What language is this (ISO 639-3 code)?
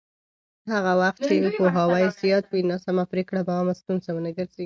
pus